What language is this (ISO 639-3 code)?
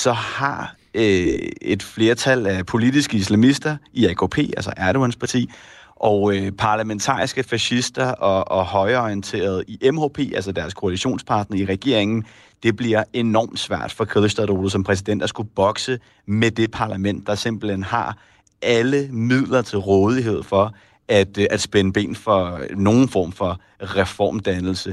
dan